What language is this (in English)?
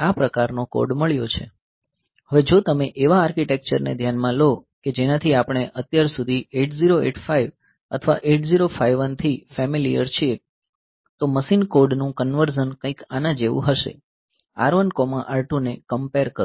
Gujarati